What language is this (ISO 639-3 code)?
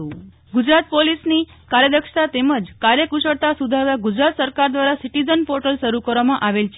guj